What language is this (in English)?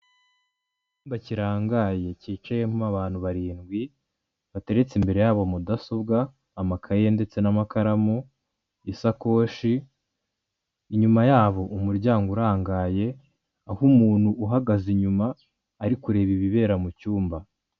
Kinyarwanda